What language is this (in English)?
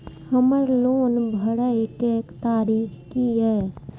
Maithili